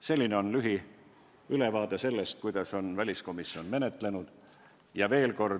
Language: Estonian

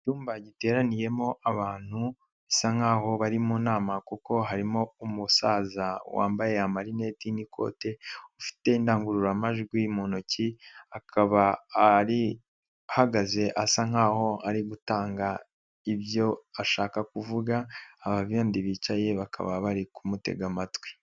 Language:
Kinyarwanda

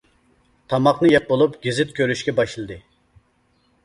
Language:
Uyghur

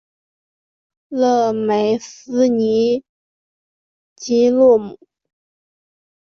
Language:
Chinese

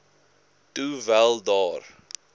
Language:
Afrikaans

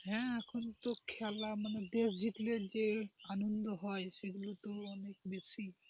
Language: Bangla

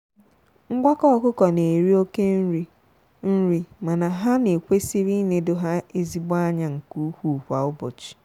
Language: Igbo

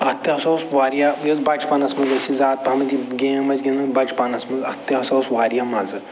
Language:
Kashmiri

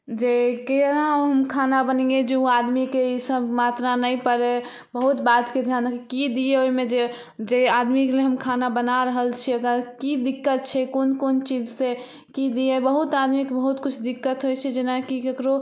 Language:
Maithili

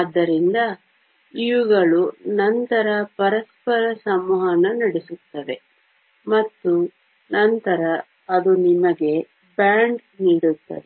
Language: Kannada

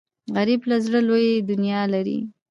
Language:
Pashto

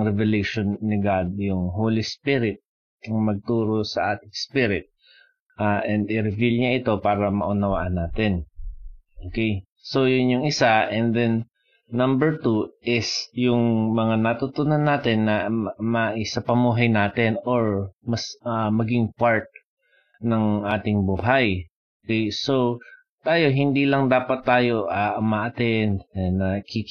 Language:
Filipino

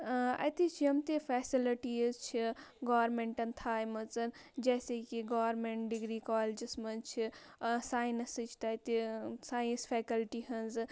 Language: Kashmiri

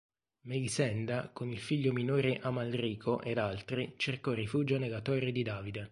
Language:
Italian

